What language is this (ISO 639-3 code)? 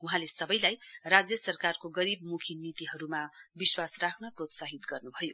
nep